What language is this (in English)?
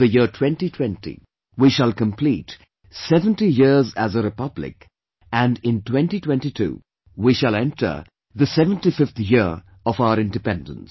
English